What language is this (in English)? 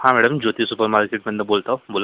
Marathi